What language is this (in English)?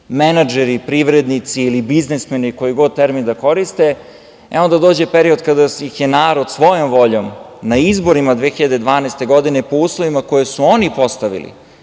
Serbian